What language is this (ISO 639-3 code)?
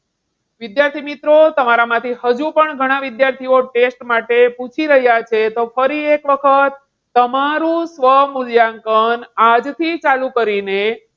guj